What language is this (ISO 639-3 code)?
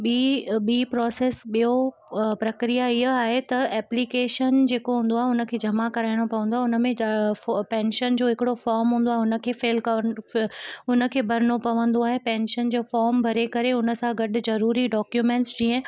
snd